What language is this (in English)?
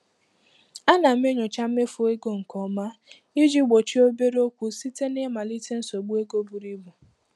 Igbo